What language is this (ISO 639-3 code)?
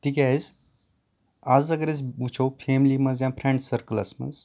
kas